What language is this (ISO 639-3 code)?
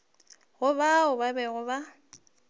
nso